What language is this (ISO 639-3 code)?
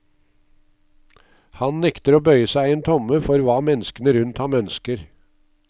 nor